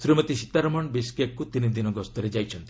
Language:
Odia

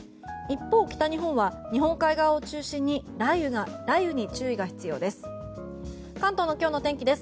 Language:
Japanese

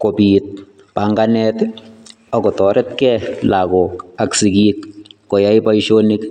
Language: Kalenjin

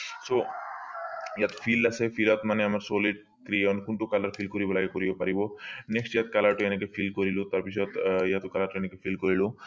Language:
Assamese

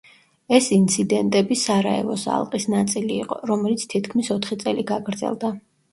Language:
Georgian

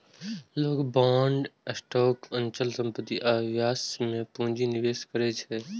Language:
Maithili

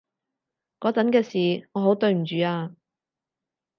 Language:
Cantonese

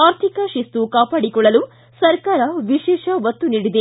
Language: Kannada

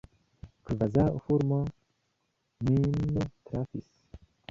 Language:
Esperanto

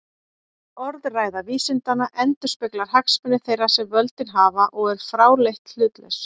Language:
Icelandic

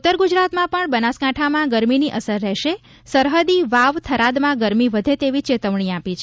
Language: Gujarati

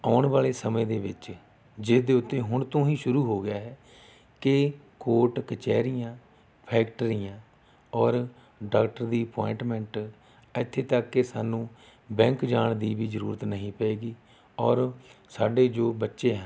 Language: Punjabi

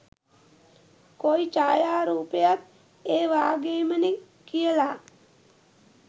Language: Sinhala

